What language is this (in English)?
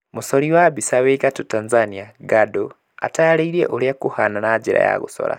Kikuyu